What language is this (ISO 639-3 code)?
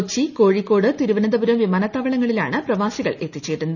mal